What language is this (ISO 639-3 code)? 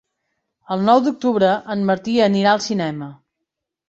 cat